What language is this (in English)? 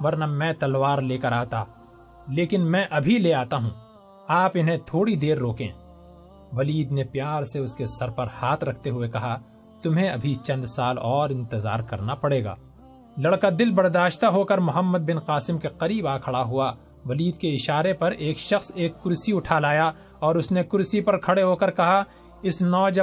Urdu